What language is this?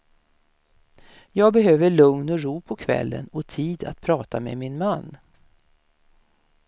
Swedish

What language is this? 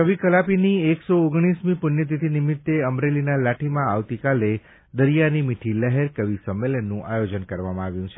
Gujarati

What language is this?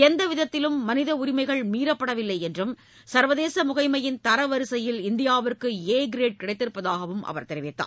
Tamil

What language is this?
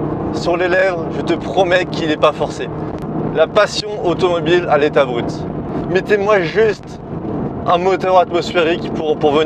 French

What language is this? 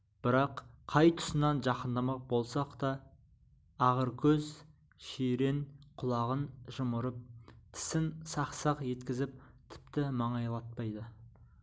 Kazakh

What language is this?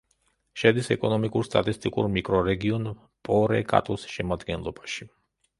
Georgian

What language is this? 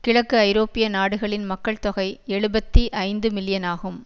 Tamil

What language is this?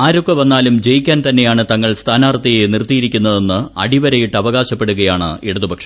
Malayalam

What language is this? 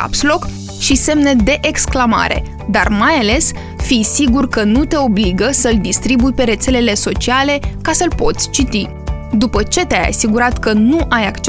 Romanian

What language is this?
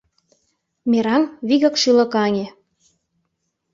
Mari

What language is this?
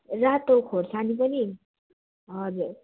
Nepali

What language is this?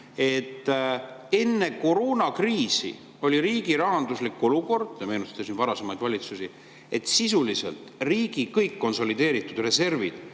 Estonian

